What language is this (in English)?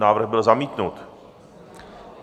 Czech